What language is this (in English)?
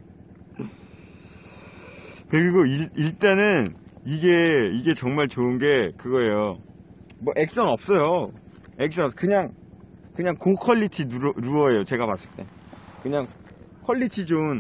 Korean